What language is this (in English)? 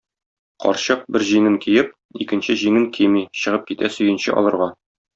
Tatar